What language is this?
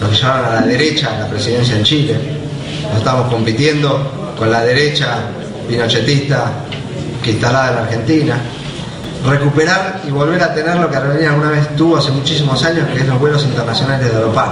Spanish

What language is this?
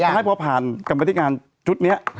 Thai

